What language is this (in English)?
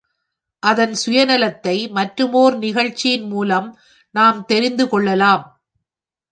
Tamil